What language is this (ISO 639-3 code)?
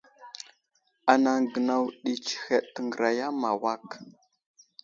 udl